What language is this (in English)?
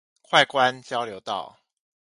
Chinese